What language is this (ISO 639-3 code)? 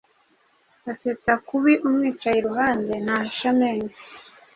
kin